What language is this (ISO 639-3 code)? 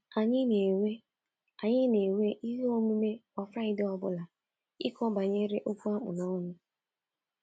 ibo